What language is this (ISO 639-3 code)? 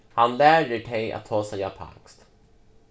fao